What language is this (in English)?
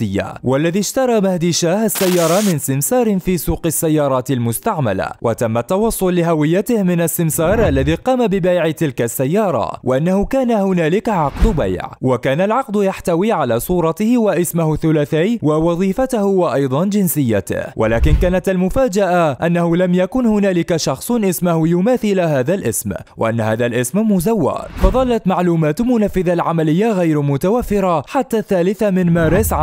Arabic